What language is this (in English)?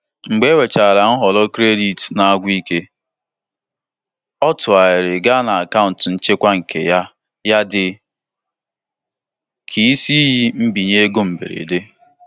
Igbo